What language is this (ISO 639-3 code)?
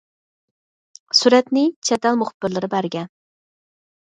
uig